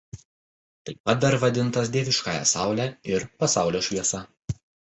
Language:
Lithuanian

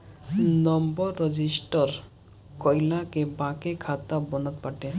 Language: Bhojpuri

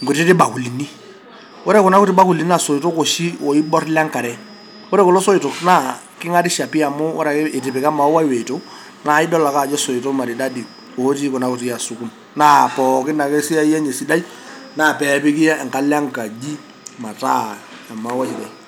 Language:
Masai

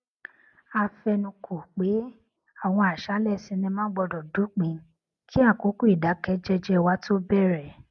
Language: Yoruba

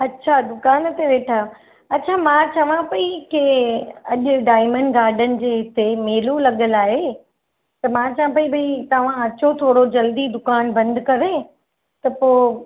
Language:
Sindhi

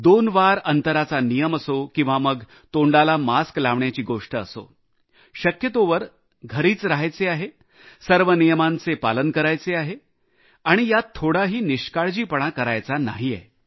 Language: Marathi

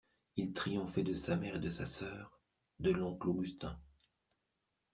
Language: French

